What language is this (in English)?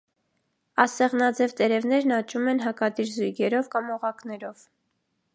Armenian